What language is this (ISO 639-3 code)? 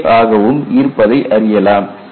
tam